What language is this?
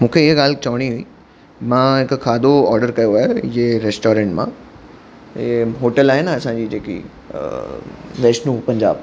Sindhi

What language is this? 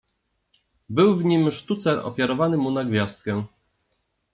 Polish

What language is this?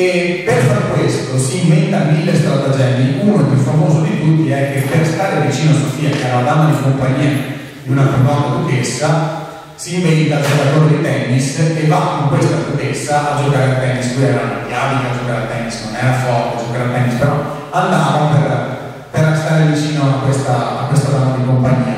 Italian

